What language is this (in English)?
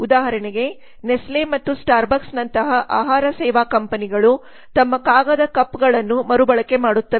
Kannada